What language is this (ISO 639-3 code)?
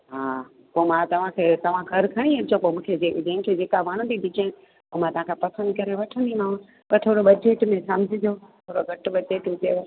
snd